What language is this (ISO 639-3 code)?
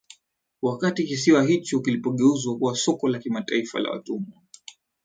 swa